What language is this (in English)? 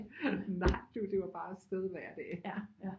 Danish